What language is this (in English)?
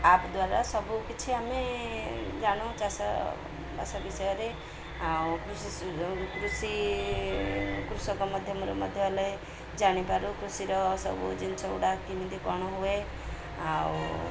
Odia